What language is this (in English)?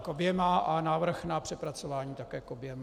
Czech